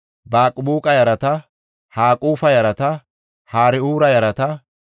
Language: Gofa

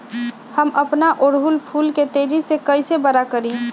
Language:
Magahi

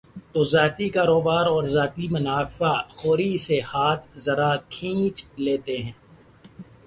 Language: Urdu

